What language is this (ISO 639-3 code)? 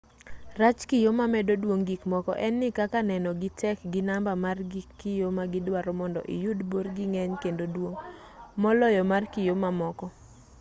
luo